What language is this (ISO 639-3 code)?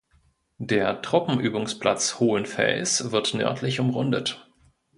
deu